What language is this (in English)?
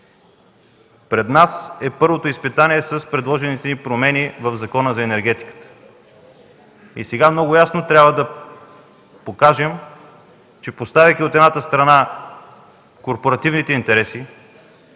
Bulgarian